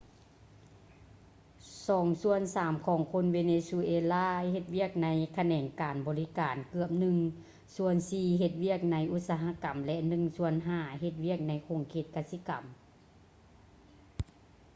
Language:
Lao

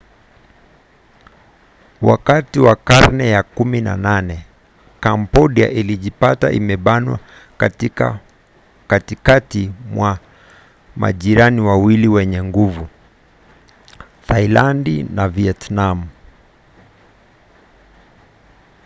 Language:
Swahili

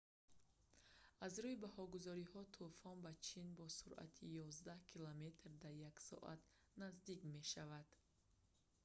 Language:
Tajik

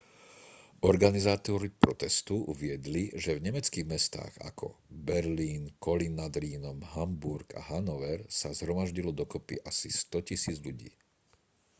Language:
Slovak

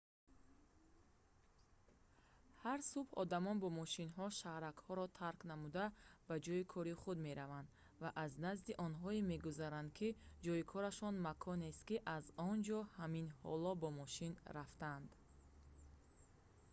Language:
Tajik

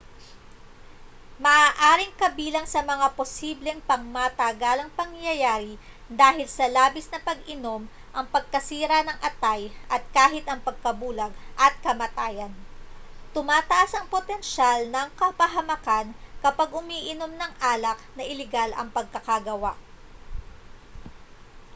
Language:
Filipino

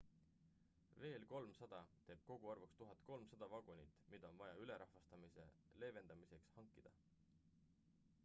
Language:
Estonian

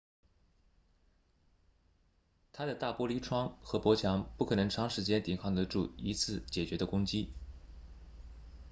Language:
Chinese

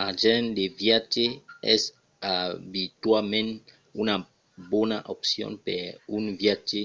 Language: Occitan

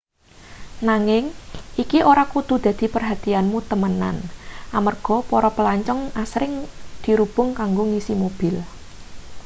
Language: Javanese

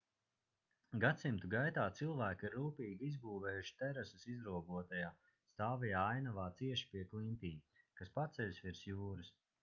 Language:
Latvian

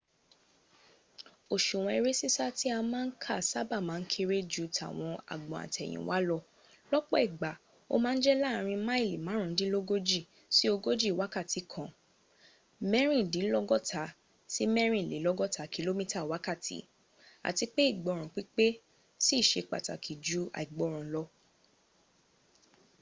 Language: Yoruba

